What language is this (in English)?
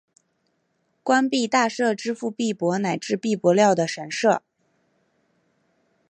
Chinese